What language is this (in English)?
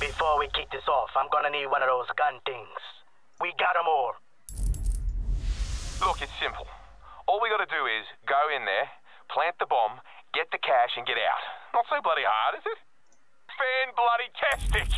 English